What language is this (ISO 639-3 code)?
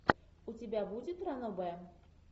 rus